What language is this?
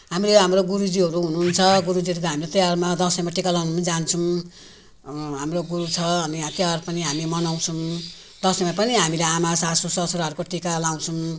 Nepali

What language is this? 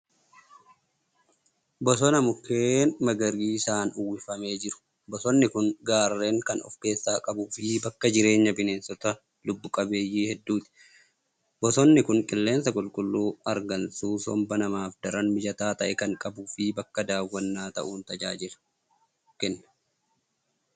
Oromo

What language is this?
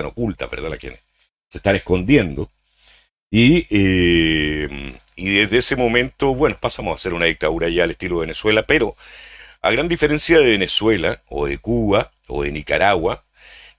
Spanish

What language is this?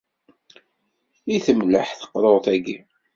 Kabyle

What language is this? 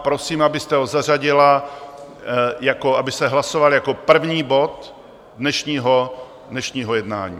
Czech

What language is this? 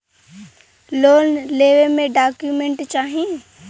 Bhojpuri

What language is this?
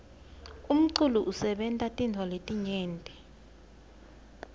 Swati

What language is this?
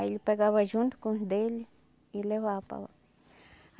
Portuguese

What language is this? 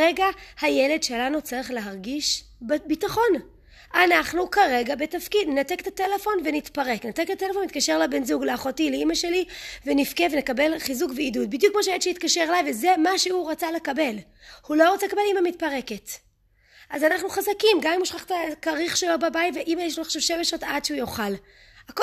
Hebrew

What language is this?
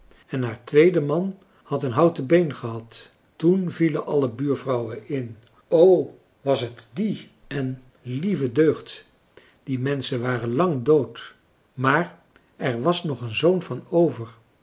Dutch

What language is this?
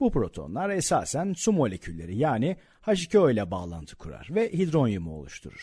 Turkish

